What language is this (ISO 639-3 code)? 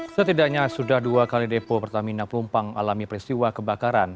ind